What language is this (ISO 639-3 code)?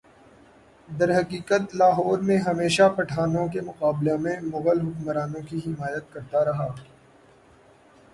urd